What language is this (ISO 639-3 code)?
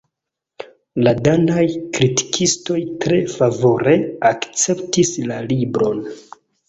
epo